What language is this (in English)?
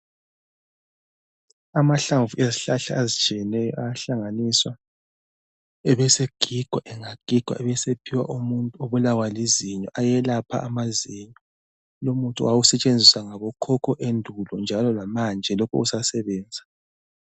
North Ndebele